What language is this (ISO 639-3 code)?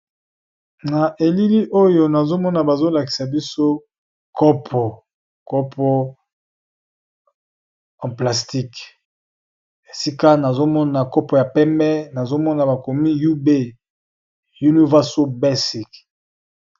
lin